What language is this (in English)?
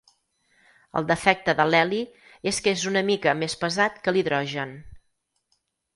Catalan